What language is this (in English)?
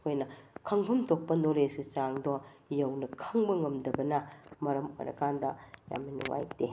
Manipuri